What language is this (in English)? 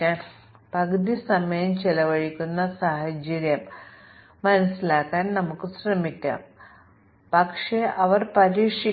Malayalam